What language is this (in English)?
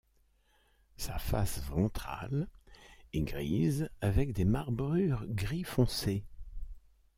French